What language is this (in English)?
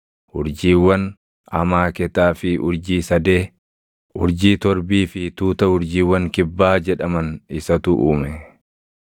Oromo